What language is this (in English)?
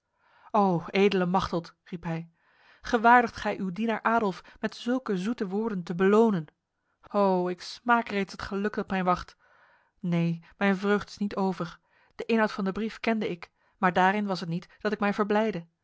Dutch